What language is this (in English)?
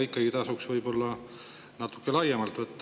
Estonian